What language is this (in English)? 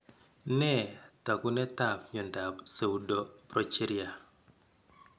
Kalenjin